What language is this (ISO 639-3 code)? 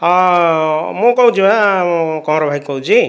ori